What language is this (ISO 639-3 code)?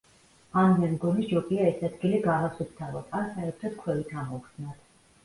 kat